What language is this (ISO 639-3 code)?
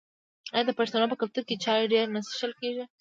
pus